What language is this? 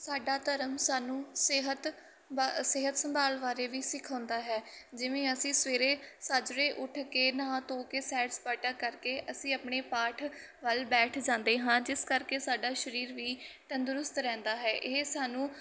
Punjabi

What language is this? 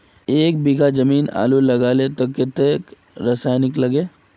Magahi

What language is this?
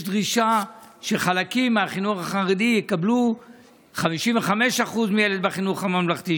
Hebrew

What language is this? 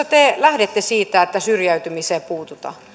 Finnish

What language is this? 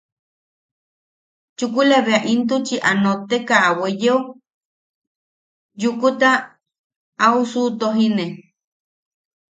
Yaqui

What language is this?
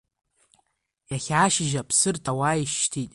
Abkhazian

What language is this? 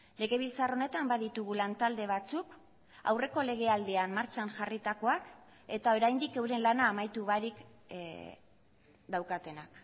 Basque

